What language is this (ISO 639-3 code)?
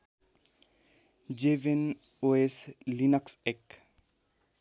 nep